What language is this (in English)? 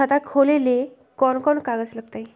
Magahi